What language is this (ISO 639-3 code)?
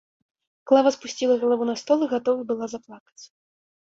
bel